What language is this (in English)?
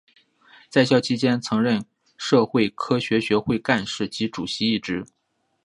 Chinese